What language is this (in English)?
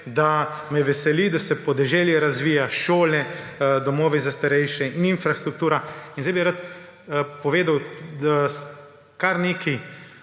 Slovenian